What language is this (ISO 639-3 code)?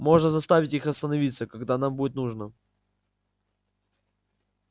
rus